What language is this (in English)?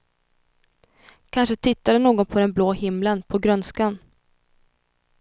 Swedish